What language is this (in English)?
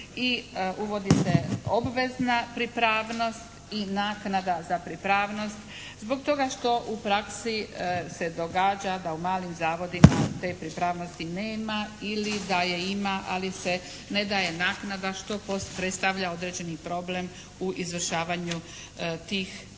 Croatian